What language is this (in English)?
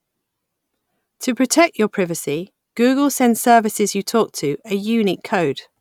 English